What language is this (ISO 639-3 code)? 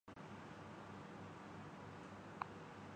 urd